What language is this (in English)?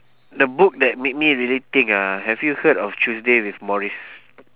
English